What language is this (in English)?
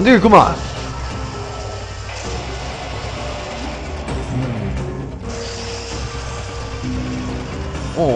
Korean